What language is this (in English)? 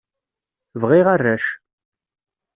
Kabyle